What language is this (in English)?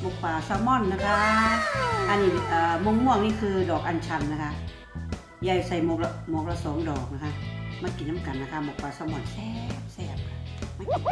Thai